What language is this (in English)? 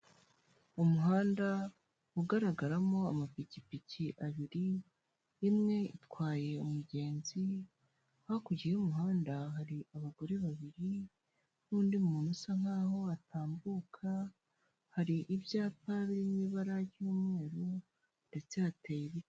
Kinyarwanda